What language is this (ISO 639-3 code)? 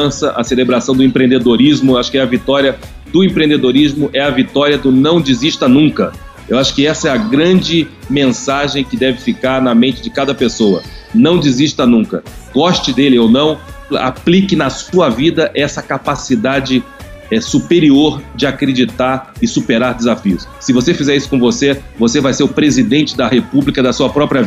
por